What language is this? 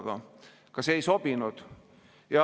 Estonian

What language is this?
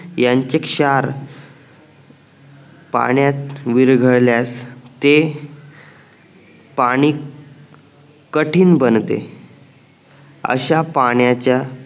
Marathi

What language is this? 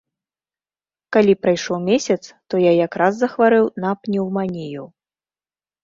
Belarusian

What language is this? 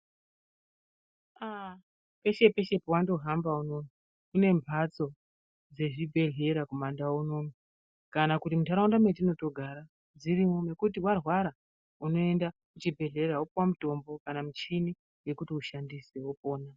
Ndau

